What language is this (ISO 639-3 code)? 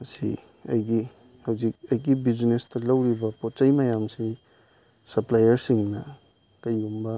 mni